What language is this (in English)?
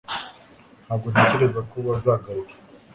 Kinyarwanda